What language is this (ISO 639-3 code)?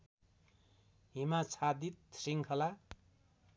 nep